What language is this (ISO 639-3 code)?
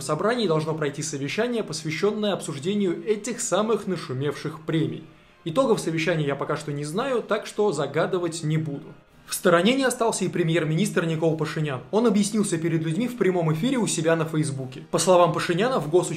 rus